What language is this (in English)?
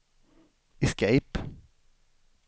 Swedish